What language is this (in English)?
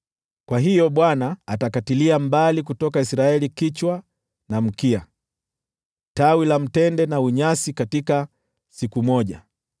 Swahili